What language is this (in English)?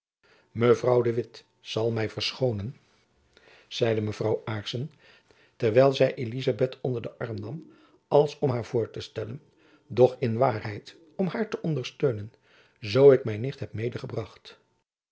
Dutch